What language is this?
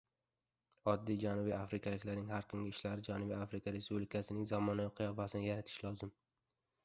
Uzbek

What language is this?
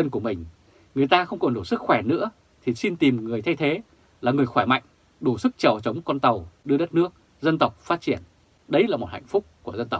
Vietnamese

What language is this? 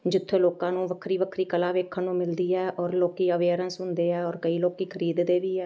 Punjabi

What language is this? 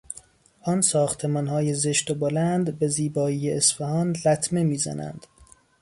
Persian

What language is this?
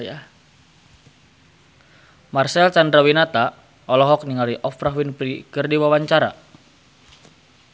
Sundanese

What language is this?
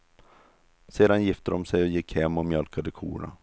Swedish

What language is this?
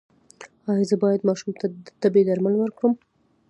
Pashto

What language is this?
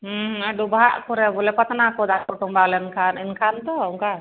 Santali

